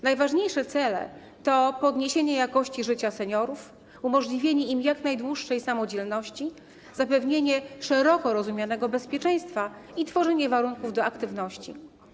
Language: Polish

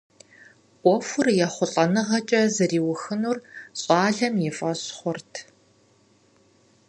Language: Kabardian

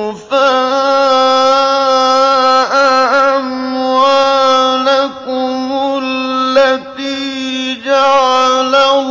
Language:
Arabic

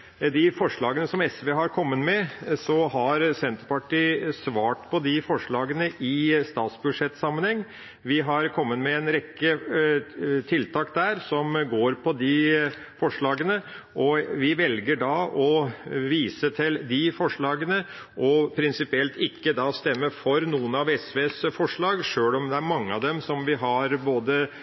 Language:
Norwegian Bokmål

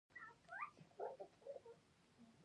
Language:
Pashto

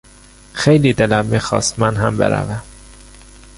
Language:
Persian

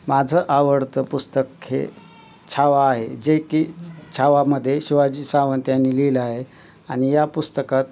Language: Marathi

